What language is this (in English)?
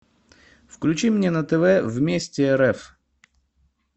Russian